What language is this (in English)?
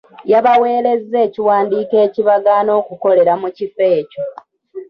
Ganda